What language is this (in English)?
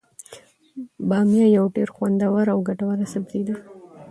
Pashto